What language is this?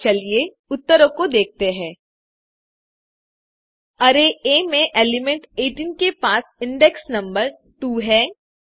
Hindi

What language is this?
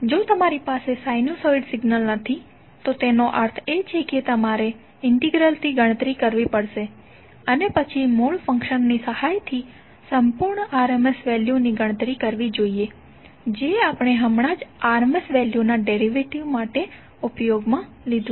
Gujarati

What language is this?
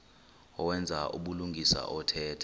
Xhosa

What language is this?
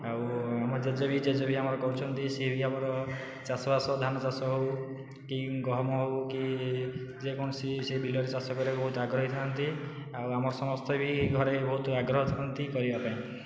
Odia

